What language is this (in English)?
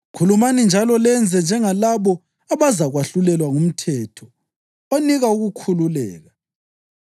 North Ndebele